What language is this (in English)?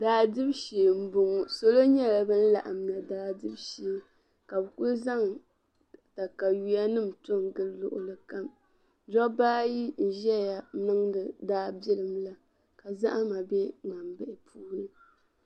Dagbani